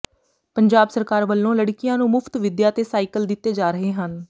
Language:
Punjabi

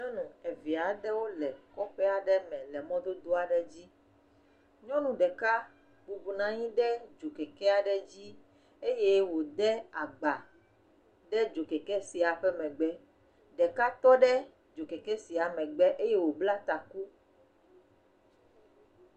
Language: Ewe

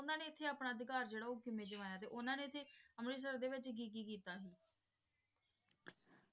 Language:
Punjabi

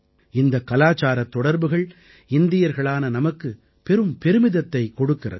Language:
Tamil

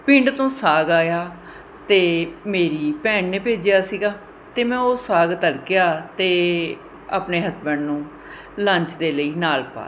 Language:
Punjabi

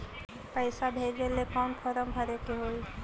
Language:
Magahi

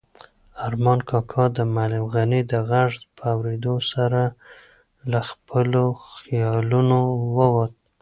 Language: Pashto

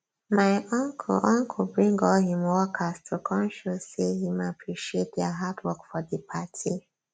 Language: Nigerian Pidgin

